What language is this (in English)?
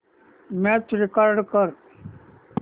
Marathi